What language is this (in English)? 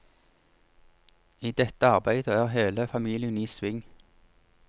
Norwegian